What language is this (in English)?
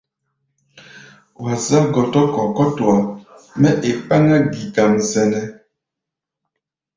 Gbaya